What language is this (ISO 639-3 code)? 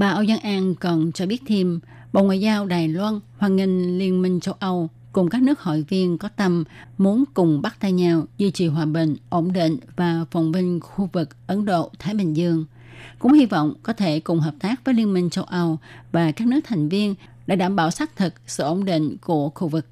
vie